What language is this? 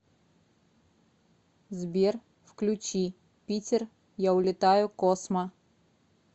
Russian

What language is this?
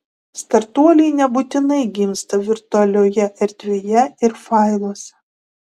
Lithuanian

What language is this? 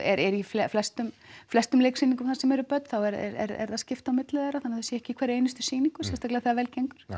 Icelandic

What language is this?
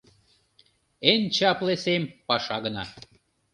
Mari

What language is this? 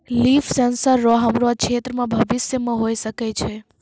Maithili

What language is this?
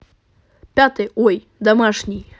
Russian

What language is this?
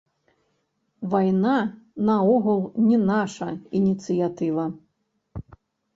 Belarusian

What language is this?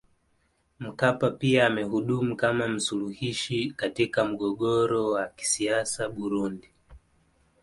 Swahili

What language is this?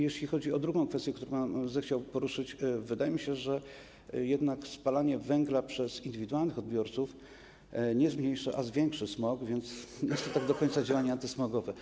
Polish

